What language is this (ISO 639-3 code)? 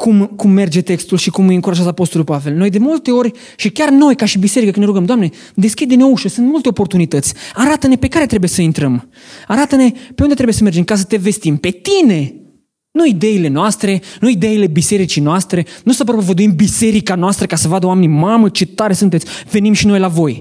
ron